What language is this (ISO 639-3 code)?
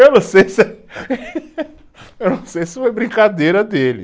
por